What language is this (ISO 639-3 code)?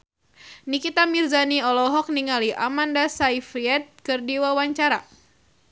sun